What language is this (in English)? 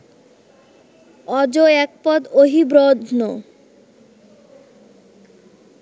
Bangla